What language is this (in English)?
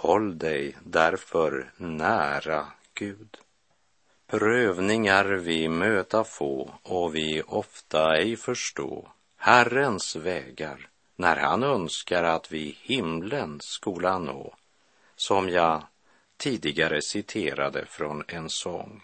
Swedish